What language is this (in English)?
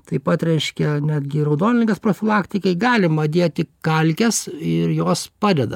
Lithuanian